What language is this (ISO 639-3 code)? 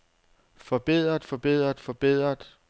dan